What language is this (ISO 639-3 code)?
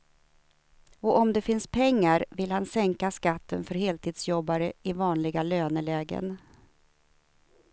swe